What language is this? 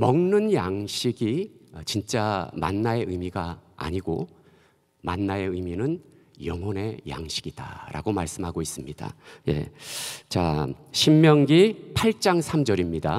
Korean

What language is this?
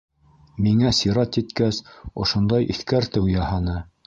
Bashkir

